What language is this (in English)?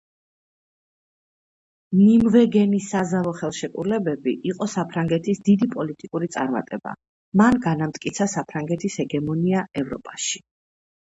Georgian